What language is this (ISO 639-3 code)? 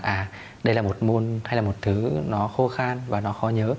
vie